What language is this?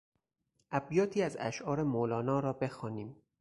Persian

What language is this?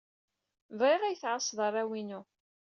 Kabyle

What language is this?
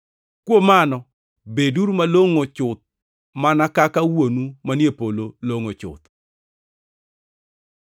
Luo (Kenya and Tanzania)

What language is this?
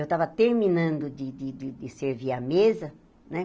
Portuguese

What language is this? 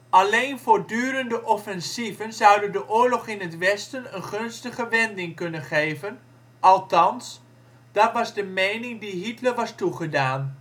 Dutch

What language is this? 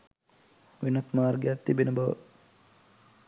Sinhala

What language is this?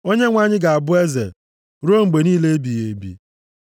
Igbo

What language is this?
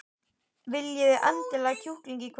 Icelandic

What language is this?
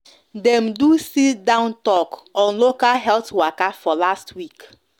Nigerian Pidgin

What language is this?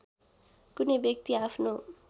Nepali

